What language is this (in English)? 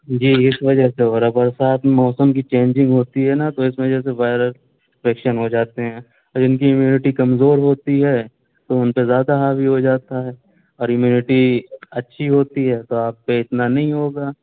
Urdu